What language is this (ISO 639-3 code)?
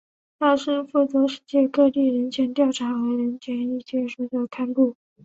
zho